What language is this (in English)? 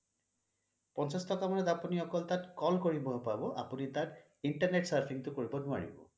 Assamese